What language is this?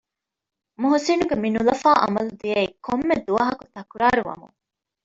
Divehi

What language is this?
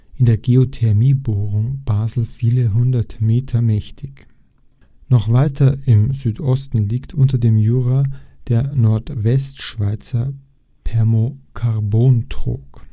German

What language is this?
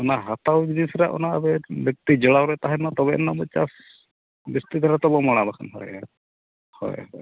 Santali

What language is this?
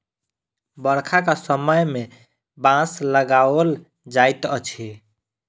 Maithili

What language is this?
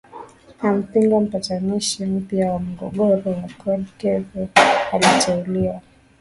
Swahili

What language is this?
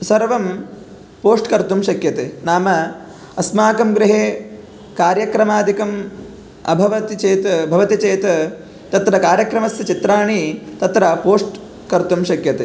Sanskrit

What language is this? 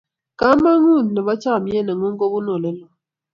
Kalenjin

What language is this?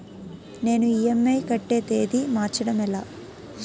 Telugu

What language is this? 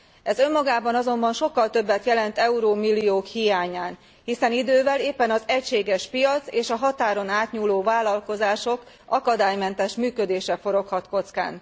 Hungarian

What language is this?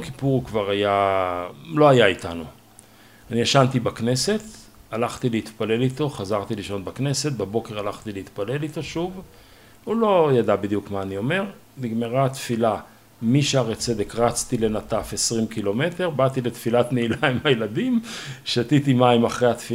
Hebrew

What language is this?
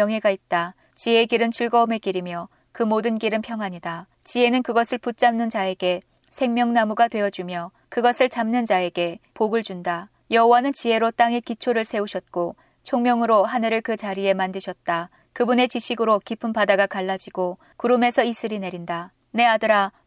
Korean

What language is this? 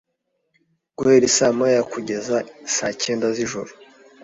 Kinyarwanda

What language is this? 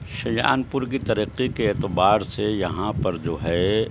Urdu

